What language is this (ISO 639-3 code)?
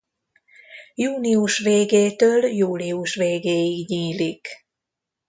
hun